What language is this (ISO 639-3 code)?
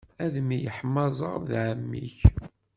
kab